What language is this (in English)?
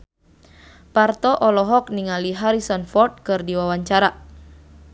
Sundanese